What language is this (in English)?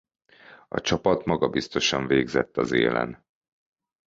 Hungarian